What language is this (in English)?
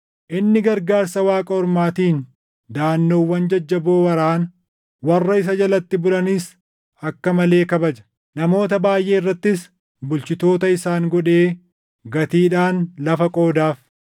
Oromo